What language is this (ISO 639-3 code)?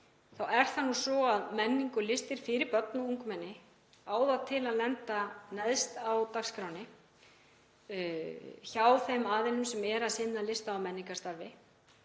isl